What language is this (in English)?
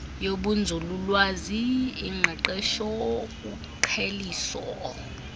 Xhosa